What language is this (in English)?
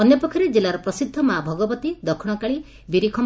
Odia